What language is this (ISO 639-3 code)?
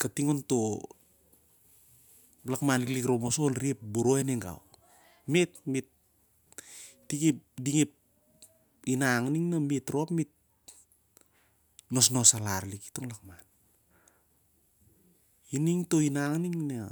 sjr